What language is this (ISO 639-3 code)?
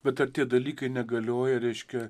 lit